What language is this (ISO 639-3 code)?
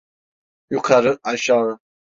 tur